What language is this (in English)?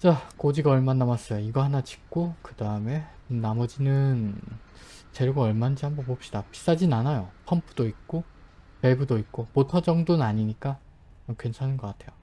Korean